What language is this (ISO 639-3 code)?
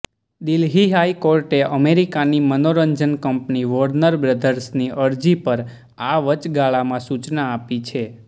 guj